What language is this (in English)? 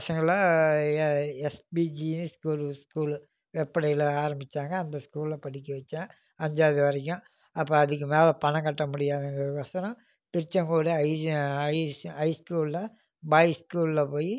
Tamil